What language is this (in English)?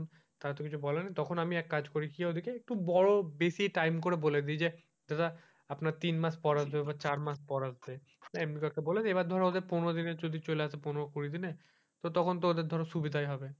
Bangla